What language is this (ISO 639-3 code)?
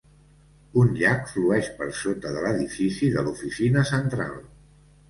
cat